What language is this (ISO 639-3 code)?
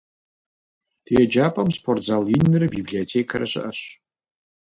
kbd